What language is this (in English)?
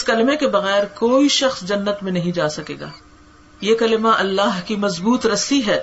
Urdu